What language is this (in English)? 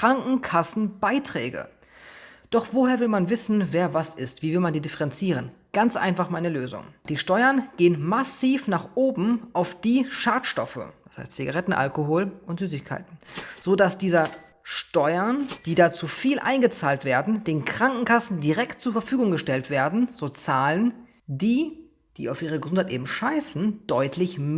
German